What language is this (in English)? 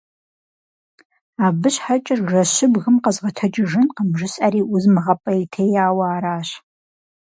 Kabardian